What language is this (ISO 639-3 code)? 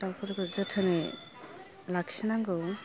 brx